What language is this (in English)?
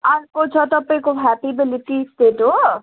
Nepali